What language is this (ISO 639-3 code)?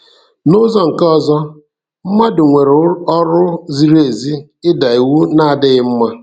ibo